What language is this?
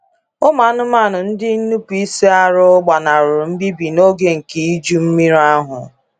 Igbo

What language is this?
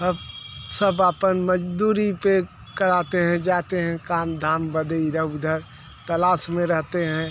Hindi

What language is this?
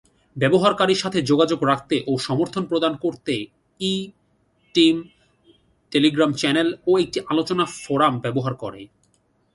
Bangla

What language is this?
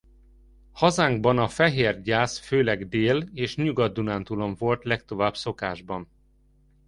Hungarian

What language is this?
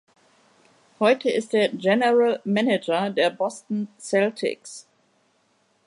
German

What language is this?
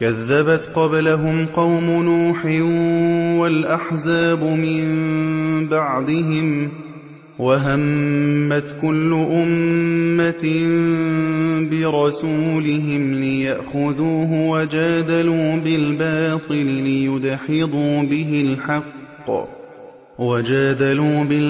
Arabic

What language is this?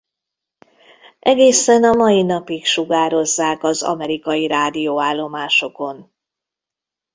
Hungarian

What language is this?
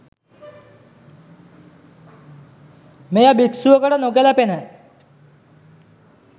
Sinhala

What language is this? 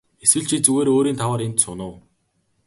Mongolian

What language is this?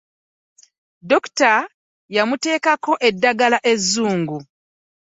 Ganda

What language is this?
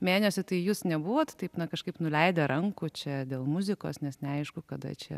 Lithuanian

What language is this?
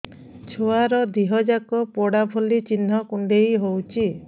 Odia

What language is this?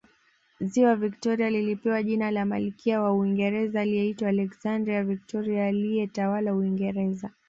Swahili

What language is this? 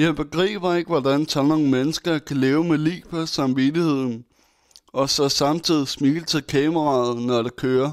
Danish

